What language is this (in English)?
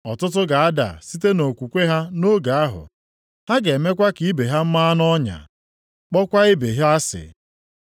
Igbo